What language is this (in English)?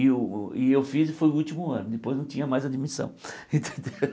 Portuguese